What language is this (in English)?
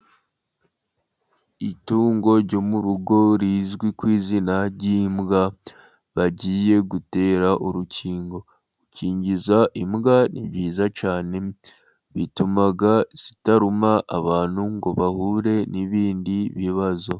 Kinyarwanda